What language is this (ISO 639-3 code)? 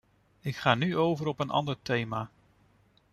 nld